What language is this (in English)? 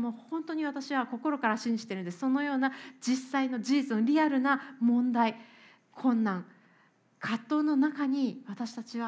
Japanese